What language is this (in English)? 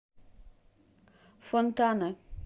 Russian